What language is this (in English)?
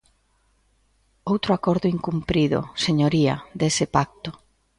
Galician